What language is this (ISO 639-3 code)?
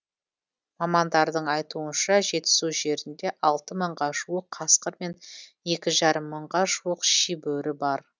kaz